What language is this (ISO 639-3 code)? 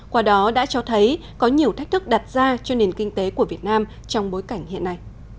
vie